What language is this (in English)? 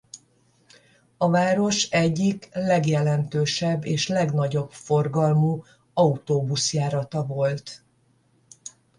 Hungarian